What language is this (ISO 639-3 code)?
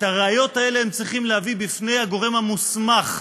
heb